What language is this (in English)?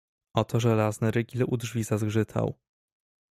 Polish